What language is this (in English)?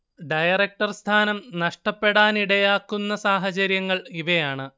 Malayalam